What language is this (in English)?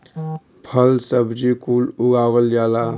Bhojpuri